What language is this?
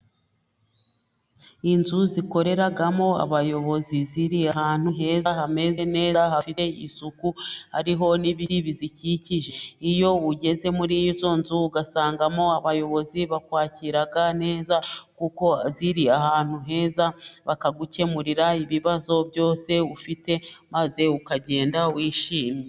Kinyarwanda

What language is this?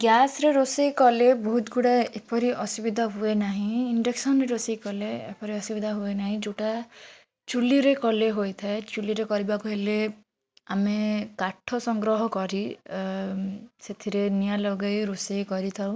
Odia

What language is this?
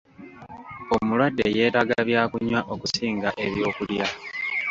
Ganda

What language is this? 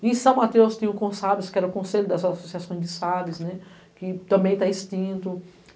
Portuguese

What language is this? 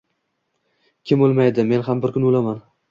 Uzbek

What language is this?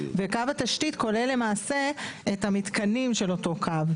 Hebrew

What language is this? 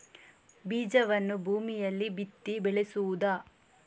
Kannada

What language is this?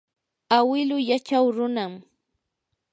Yanahuanca Pasco Quechua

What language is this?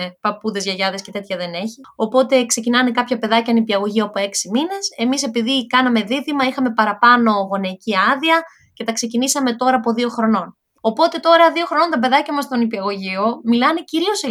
Greek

